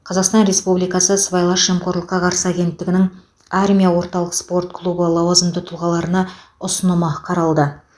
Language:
Kazakh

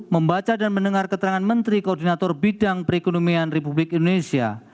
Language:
Indonesian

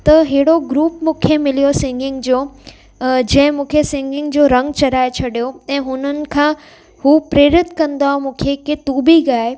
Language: Sindhi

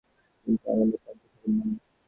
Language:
Bangla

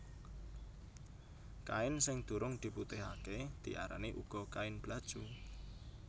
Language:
Javanese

